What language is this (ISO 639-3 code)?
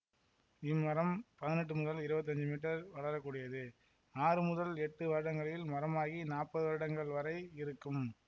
tam